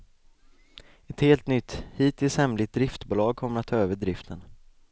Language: Swedish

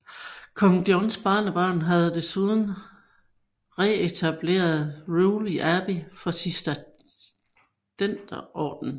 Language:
Danish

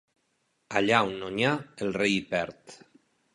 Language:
Catalan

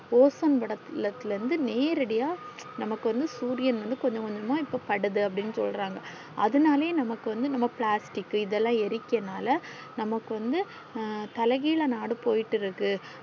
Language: Tamil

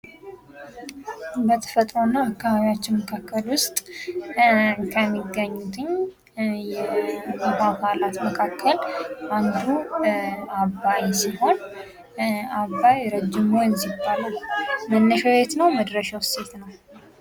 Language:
Amharic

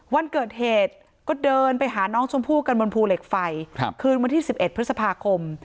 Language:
Thai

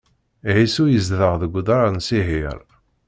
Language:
Kabyle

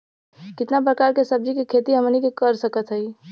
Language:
Bhojpuri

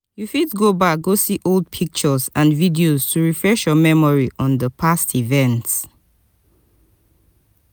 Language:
Nigerian Pidgin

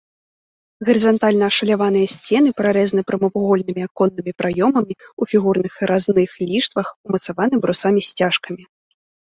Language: Belarusian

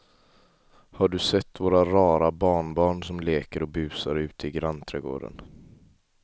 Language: Swedish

